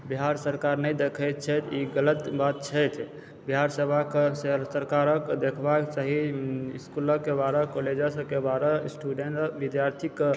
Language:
Maithili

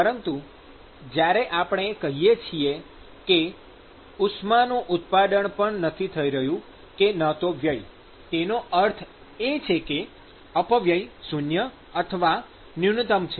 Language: Gujarati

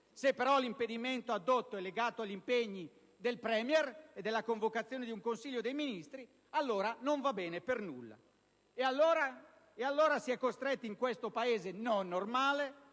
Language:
Italian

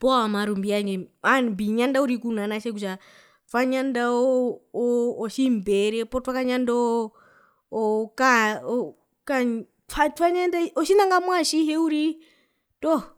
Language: Herero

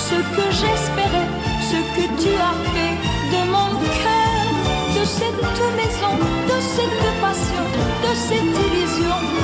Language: French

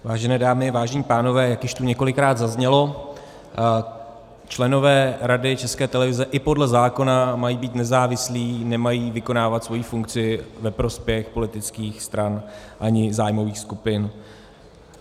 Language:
Czech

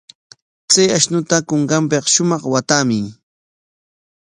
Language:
Corongo Ancash Quechua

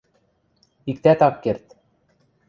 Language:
Western Mari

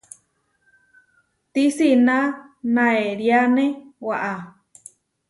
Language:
Huarijio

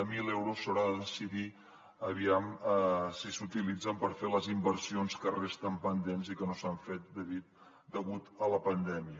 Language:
Catalan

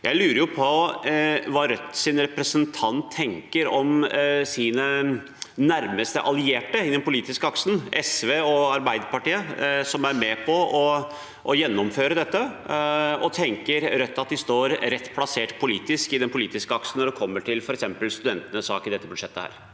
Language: Norwegian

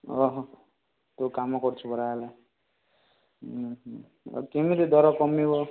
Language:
Odia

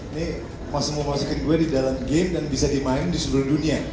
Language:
Indonesian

